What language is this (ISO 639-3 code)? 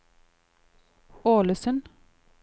nor